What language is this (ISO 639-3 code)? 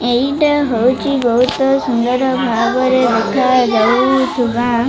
ori